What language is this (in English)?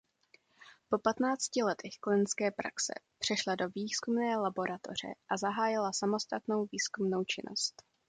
Czech